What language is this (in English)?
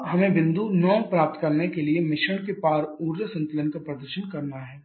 Hindi